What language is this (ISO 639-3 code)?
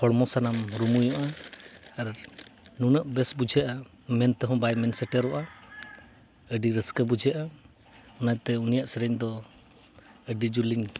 sat